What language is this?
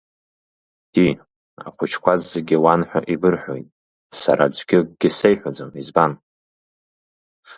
Abkhazian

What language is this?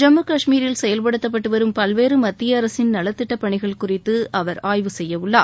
Tamil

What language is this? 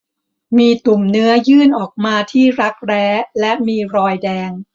Thai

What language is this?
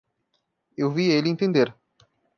Portuguese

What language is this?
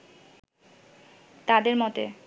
Bangla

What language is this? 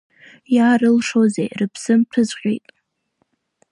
Abkhazian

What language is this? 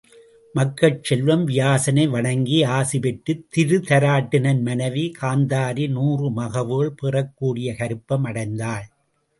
Tamil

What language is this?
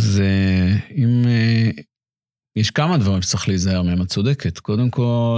Hebrew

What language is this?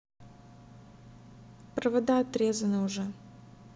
Russian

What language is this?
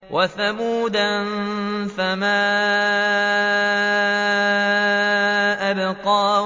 Arabic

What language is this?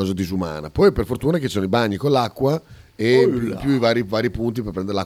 Italian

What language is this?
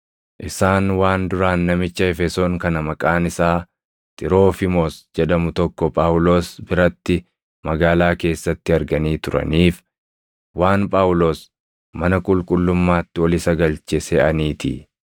Oromo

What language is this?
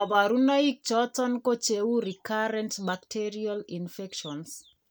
Kalenjin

